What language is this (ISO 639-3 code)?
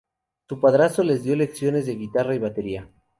spa